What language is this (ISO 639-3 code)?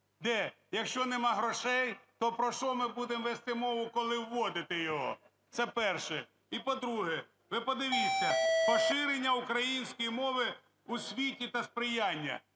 ukr